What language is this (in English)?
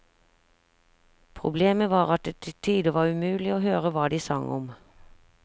Norwegian